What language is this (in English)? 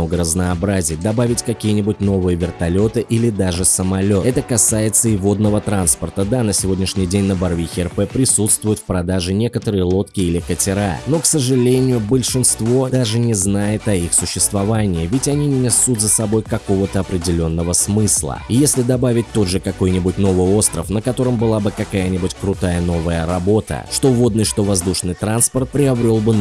Russian